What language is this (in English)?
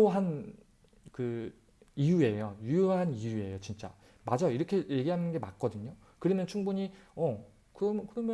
Korean